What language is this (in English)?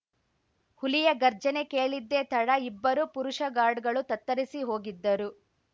Kannada